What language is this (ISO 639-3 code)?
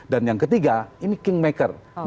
ind